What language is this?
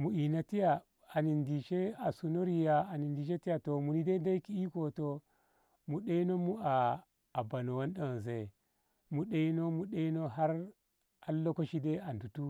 Ngamo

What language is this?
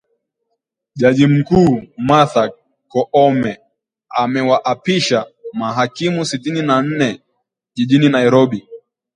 Swahili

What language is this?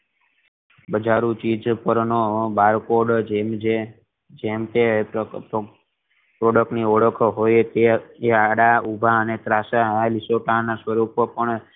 Gujarati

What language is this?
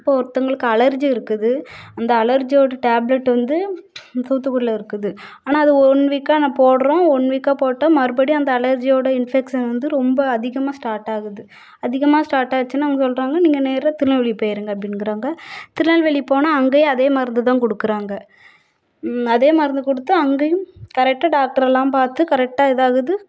Tamil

